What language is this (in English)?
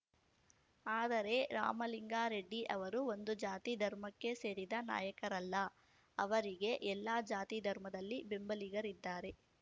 Kannada